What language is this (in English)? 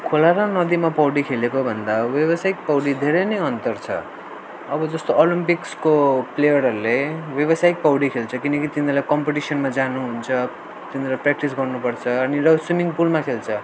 Nepali